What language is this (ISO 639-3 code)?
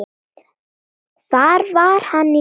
isl